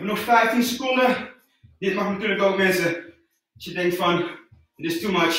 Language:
Dutch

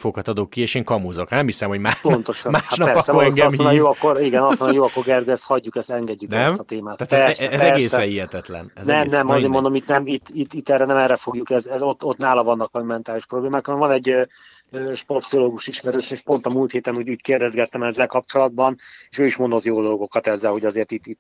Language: Hungarian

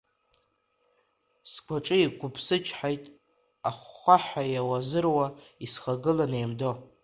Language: Abkhazian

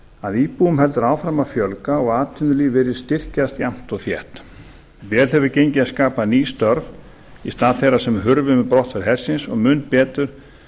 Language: Icelandic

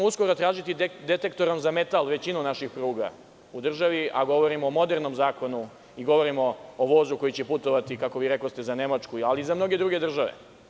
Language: Serbian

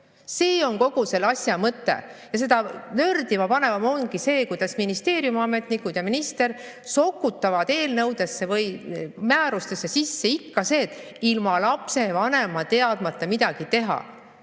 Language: Estonian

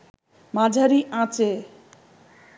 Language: Bangla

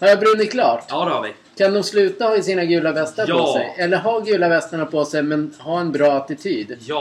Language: Swedish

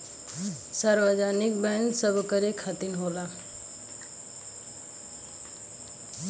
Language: Bhojpuri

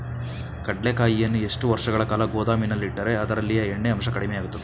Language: Kannada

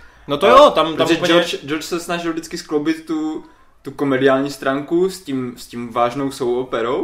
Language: Czech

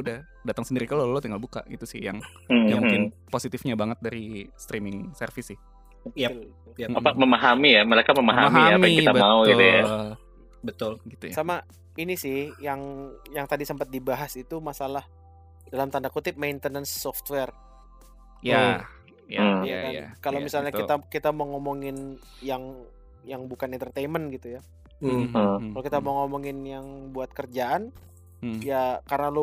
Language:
Indonesian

